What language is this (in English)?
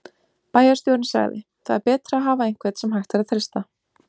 Icelandic